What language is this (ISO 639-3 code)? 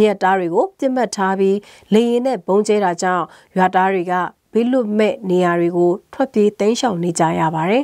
tha